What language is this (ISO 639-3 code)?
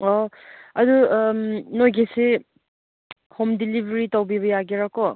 mni